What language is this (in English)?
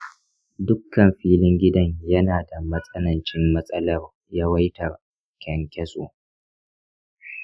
Hausa